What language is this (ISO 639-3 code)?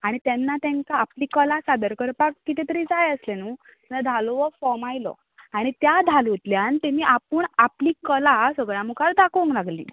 kok